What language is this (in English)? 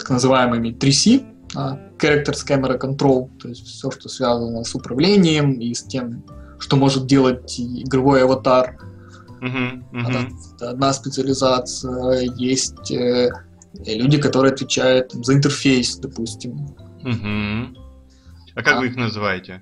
Russian